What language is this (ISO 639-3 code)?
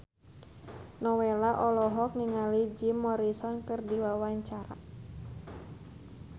sun